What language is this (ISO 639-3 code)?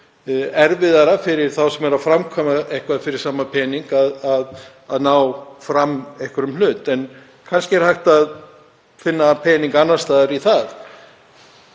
isl